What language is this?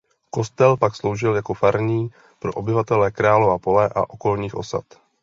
Czech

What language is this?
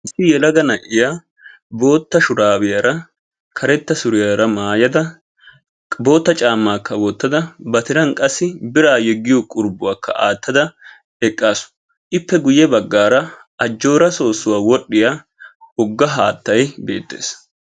Wolaytta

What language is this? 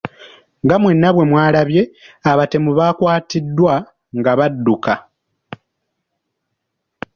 Ganda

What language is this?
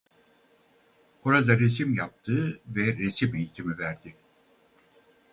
Turkish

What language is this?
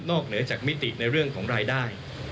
Thai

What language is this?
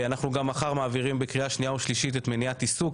Hebrew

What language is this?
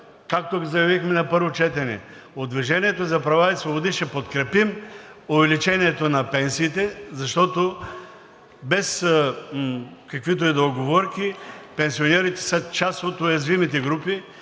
Bulgarian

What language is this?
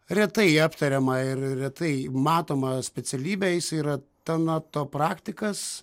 Lithuanian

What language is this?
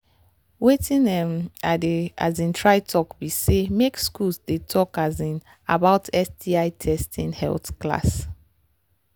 Nigerian Pidgin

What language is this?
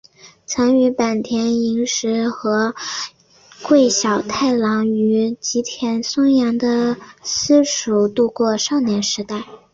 Chinese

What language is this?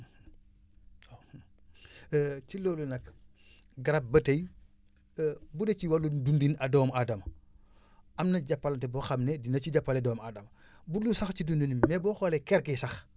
Wolof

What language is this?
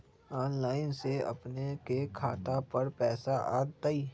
Magahi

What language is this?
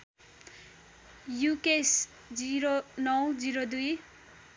Nepali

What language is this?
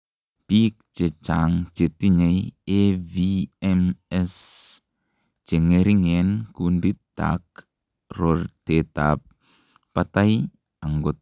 Kalenjin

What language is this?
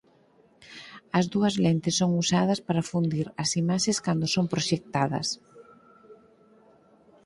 Galician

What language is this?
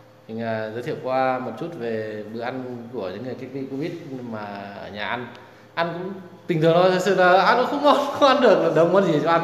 Vietnamese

